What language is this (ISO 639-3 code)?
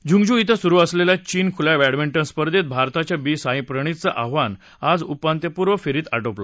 mar